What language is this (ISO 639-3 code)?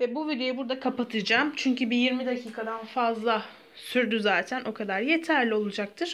tur